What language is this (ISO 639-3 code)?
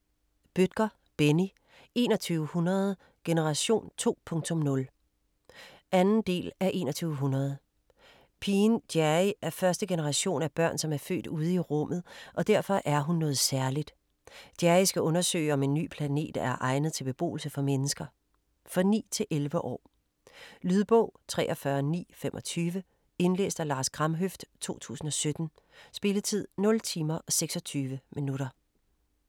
dan